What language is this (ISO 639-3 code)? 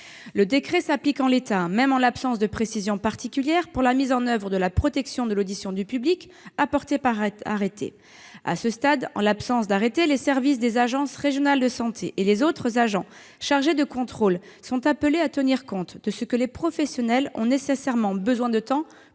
fra